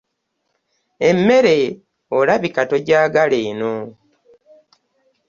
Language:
Ganda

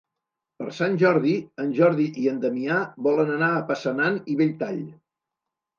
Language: Catalan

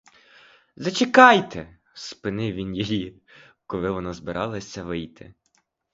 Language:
Ukrainian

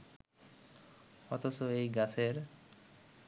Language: Bangla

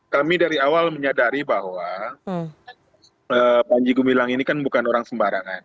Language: Indonesian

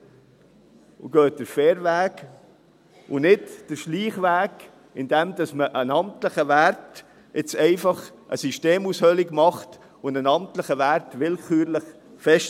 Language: Swiss German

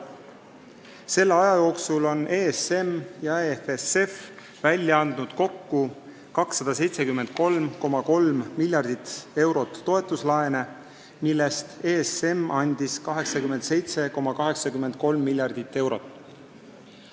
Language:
Estonian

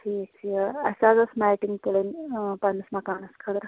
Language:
Kashmiri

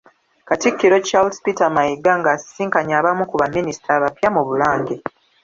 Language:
Ganda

